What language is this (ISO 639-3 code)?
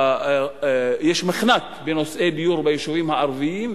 heb